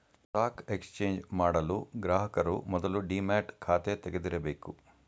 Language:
Kannada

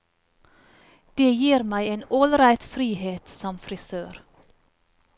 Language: Norwegian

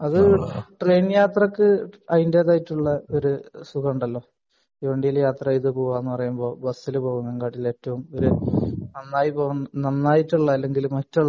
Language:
Malayalam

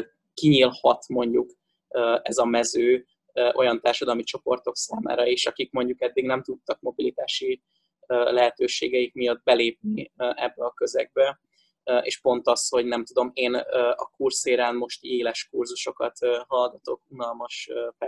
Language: Hungarian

